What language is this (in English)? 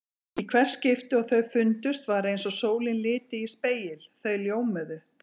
Icelandic